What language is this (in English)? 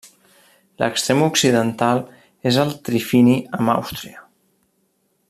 Catalan